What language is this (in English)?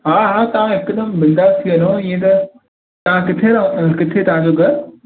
Sindhi